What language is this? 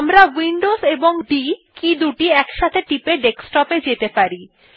Bangla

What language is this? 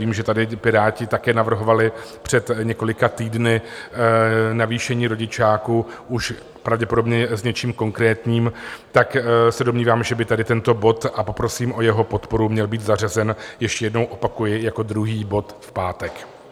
Czech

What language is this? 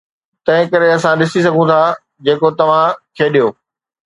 Sindhi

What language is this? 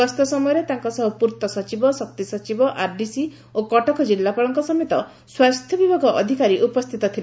Odia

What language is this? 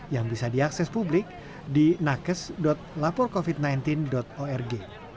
Indonesian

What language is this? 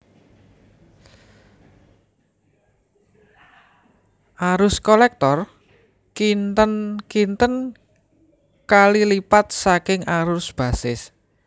Javanese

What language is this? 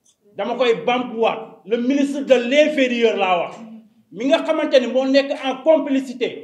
French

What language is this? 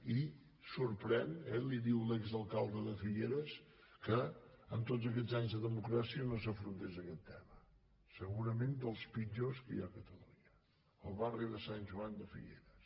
Catalan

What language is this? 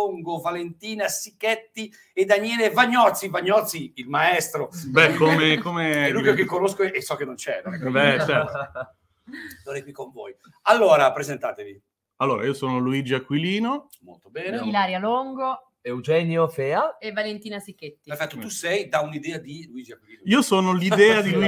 Italian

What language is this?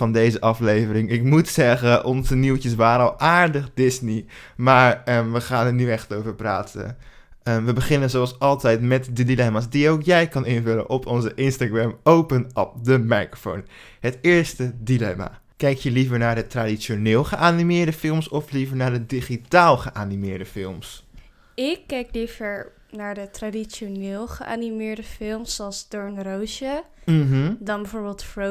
Dutch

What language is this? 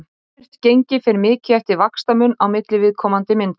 Icelandic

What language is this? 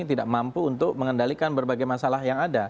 Indonesian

